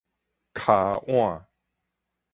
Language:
Min Nan Chinese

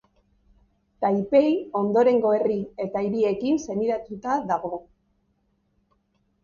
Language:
Basque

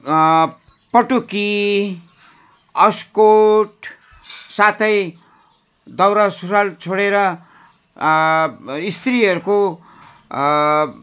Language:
Nepali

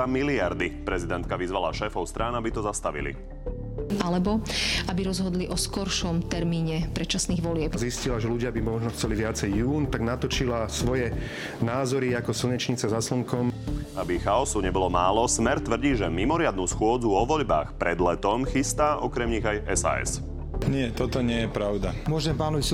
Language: Slovak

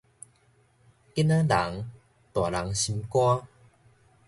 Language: Min Nan Chinese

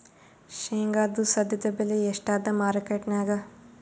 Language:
Kannada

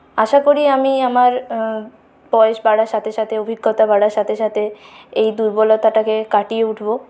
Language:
Bangla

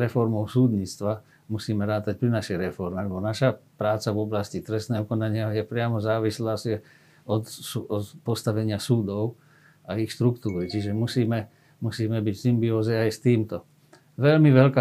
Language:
Slovak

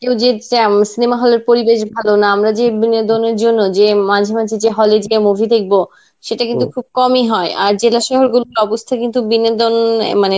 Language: Bangla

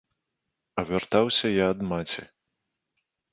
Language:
Belarusian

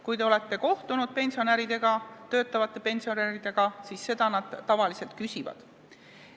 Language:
Estonian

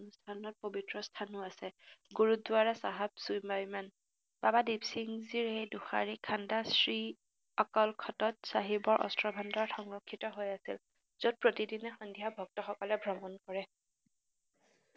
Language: Assamese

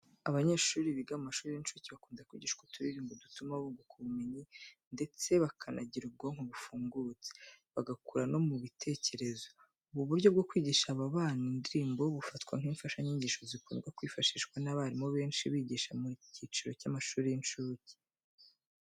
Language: Kinyarwanda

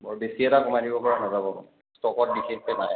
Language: Assamese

